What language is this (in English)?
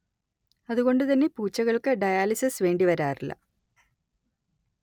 Malayalam